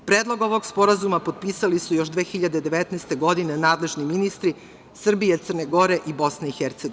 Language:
Serbian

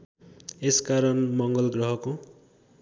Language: Nepali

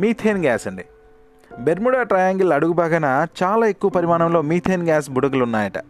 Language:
Telugu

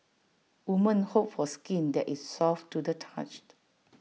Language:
English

